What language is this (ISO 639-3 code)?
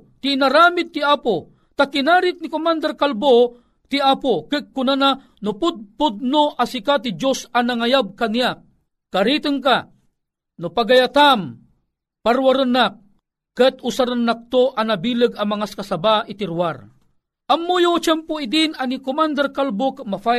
fil